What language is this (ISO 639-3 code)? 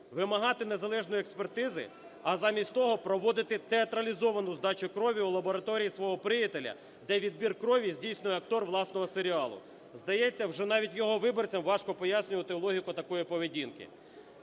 ukr